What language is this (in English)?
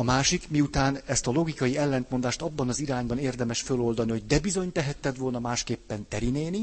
Hungarian